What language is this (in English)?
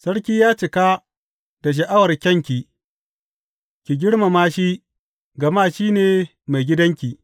Hausa